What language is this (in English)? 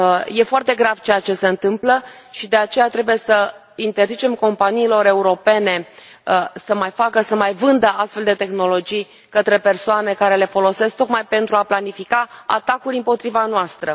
Romanian